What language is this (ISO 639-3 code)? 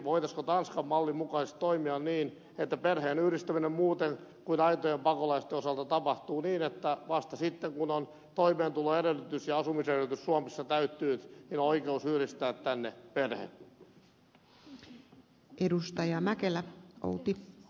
fin